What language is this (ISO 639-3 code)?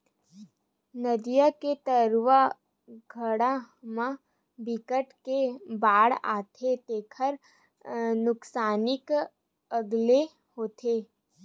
hne